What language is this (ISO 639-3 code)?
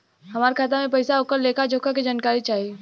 bho